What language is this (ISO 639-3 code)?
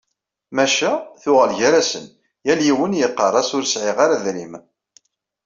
kab